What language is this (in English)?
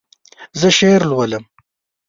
Pashto